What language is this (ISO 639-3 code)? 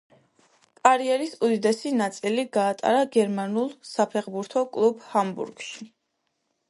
kat